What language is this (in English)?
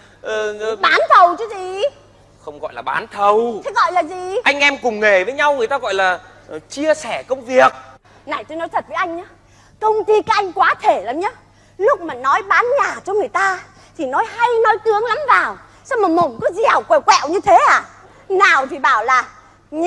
Vietnamese